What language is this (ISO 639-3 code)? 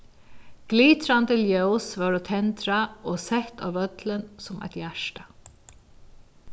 fao